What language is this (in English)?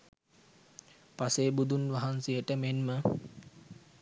Sinhala